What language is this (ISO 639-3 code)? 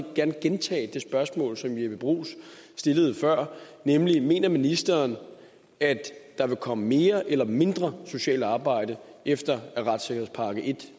dan